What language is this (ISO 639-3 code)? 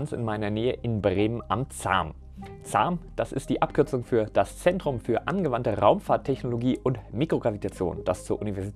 deu